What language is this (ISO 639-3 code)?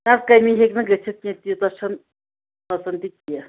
kas